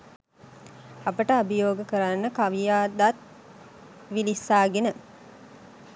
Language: Sinhala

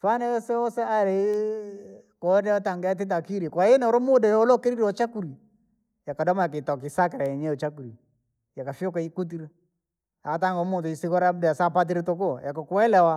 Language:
Langi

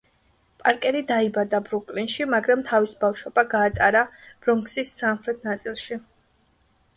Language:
Georgian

